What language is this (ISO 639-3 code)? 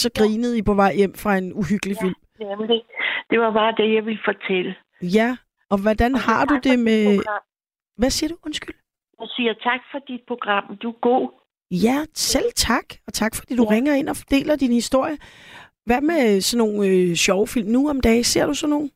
dan